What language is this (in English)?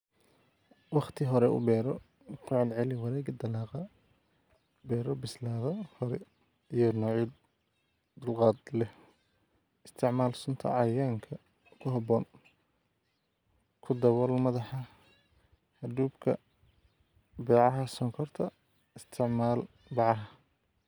Somali